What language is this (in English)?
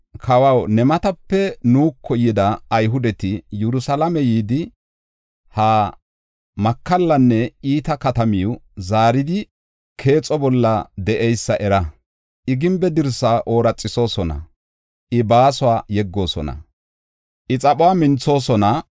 Gofa